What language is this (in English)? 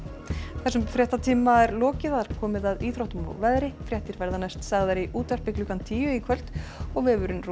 Icelandic